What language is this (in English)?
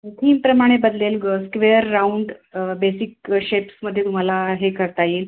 Marathi